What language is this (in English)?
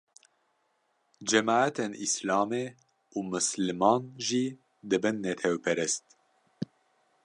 Kurdish